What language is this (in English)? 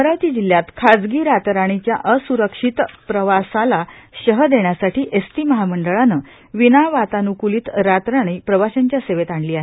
Marathi